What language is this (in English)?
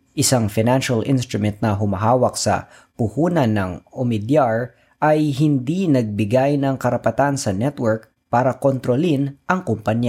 Filipino